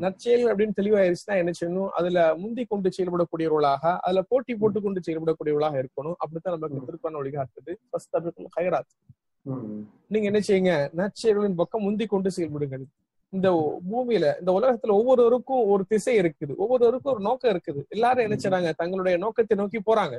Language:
Tamil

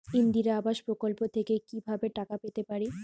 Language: Bangla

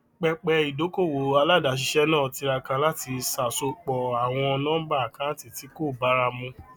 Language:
Yoruba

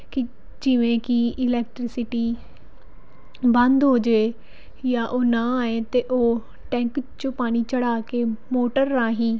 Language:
Punjabi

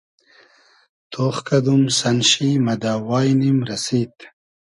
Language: Hazaragi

